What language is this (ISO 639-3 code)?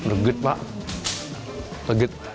ind